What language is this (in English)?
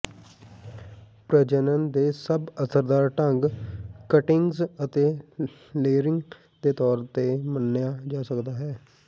Punjabi